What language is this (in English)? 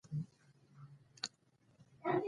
Pashto